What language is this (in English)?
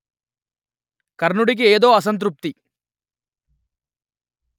Telugu